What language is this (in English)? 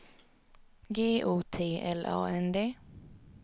Swedish